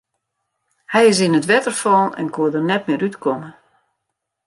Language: Western Frisian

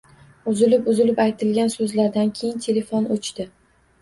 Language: Uzbek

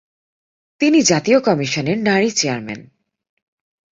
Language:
Bangla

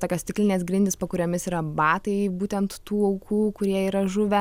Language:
Lithuanian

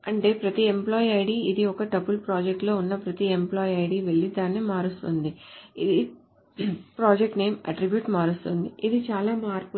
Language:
Telugu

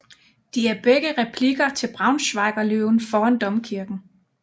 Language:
Danish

